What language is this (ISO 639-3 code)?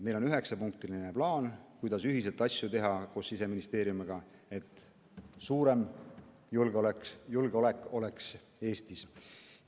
est